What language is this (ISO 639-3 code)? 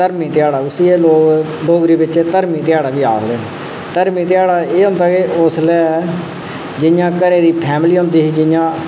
doi